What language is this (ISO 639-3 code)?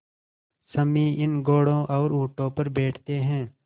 hin